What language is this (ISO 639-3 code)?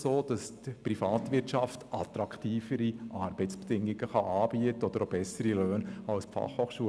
gsw